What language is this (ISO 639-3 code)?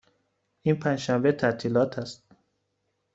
fas